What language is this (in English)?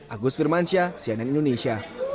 Indonesian